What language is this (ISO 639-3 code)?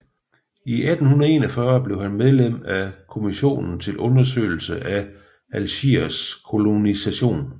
dan